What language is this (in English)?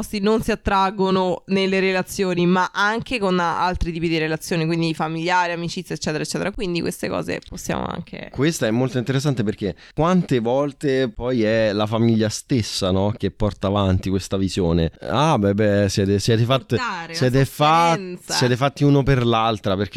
Italian